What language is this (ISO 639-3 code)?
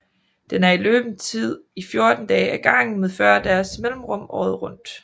dan